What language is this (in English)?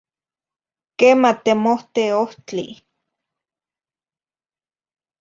Zacatlán-Ahuacatlán-Tepetzintla Nahuatl